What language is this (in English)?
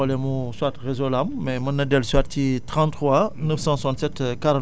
Wolof